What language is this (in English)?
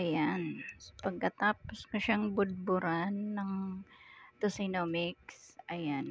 Filipino